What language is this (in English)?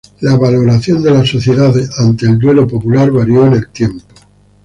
Spanish